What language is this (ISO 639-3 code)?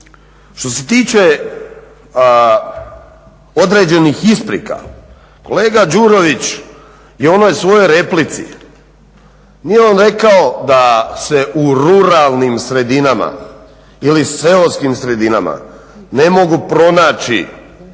hrv